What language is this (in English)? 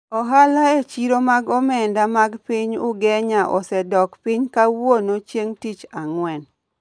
Luo (Kenya and Tanzania)